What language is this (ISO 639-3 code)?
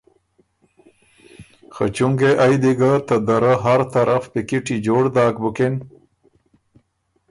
oru